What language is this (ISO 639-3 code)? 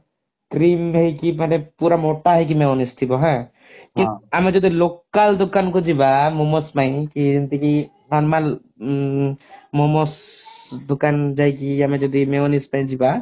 ori